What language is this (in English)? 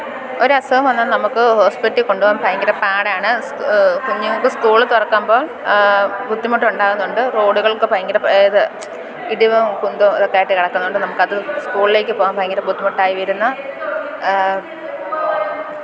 Malayalam